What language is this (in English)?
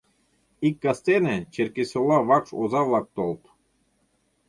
Mari